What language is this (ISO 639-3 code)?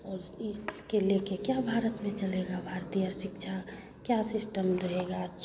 hin